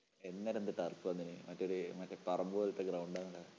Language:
Malayalam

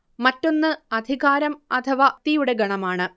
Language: Malayalam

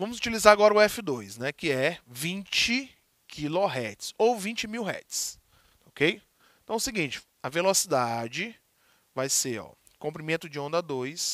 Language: Portuguese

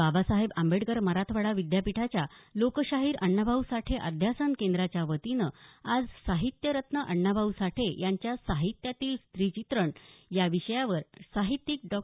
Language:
Marathi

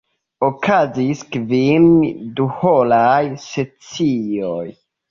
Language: Esperanto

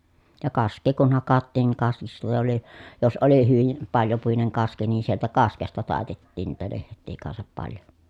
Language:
Finnish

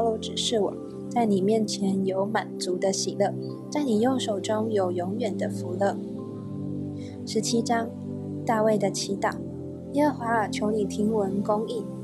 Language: Chinese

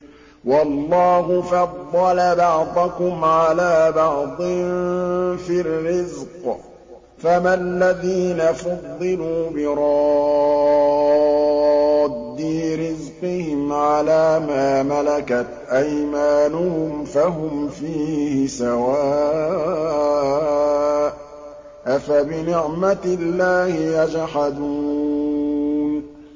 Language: Arabic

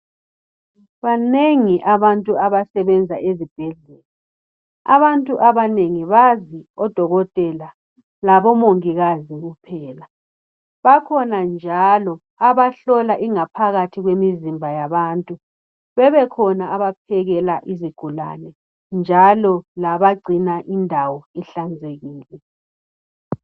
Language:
North Ndebele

